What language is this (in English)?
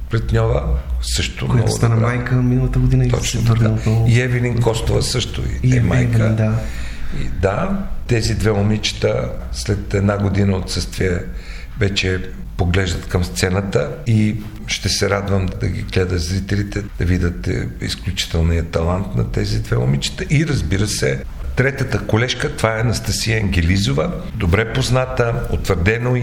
Bulgarian